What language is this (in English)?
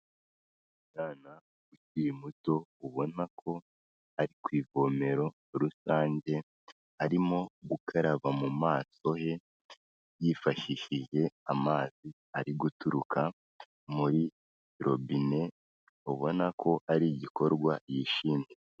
Kinyarwanda